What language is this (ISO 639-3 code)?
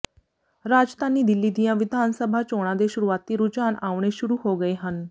pan